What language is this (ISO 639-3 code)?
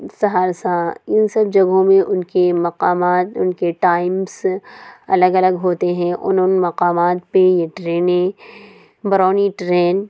urd